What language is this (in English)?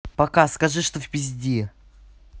Russian